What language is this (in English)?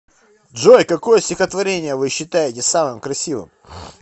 Russian